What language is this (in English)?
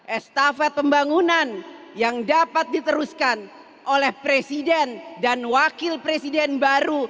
Indonesian